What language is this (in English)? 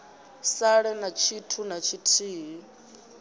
Venda